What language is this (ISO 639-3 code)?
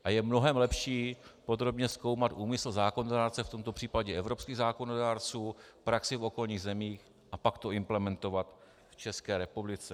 ces